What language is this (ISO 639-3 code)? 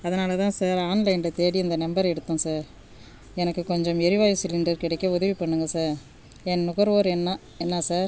tam